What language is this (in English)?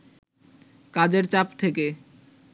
Bangla